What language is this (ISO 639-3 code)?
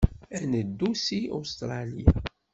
kab